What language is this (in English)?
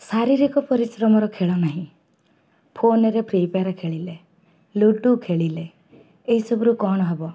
Odia